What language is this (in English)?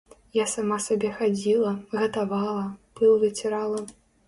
Belarusian